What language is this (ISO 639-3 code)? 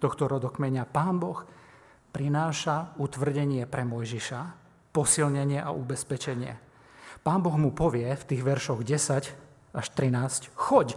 slk